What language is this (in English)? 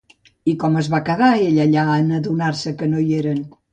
Catalan